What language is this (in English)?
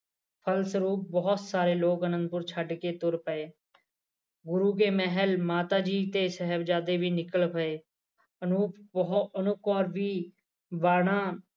Punjabi